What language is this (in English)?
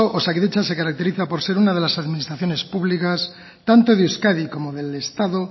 Spanish